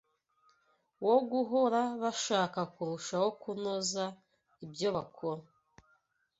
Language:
Kinyarwanda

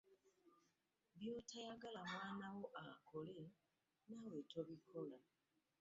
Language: Ganda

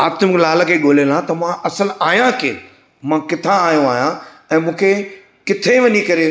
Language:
Sindhi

